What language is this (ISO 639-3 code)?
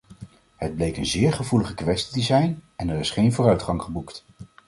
nld